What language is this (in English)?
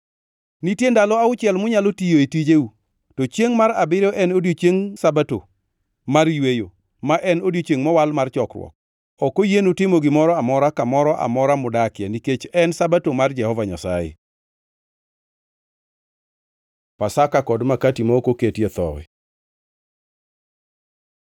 Luo (Kenya and Tanzania)